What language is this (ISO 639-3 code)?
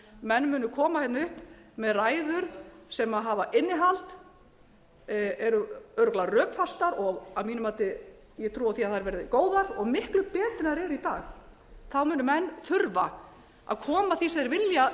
isl